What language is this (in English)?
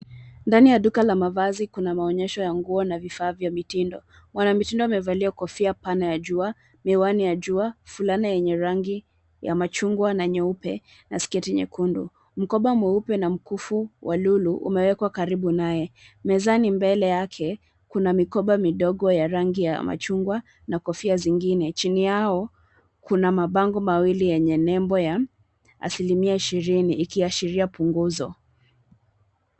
Swahili